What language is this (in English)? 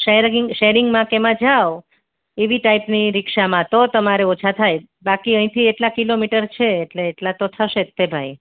Gujarati